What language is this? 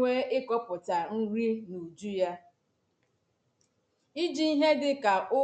Igbo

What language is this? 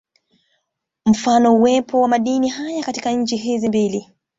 Swahili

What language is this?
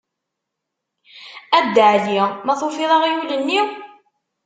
Kabyle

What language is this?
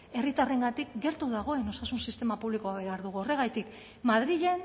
Basque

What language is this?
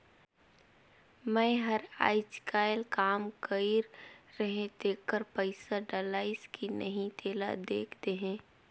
Chhattisgarhi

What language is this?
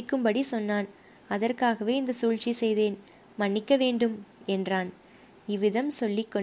Tamil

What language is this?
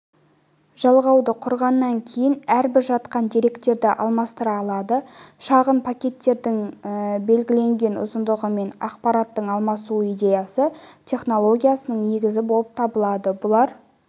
Kazakh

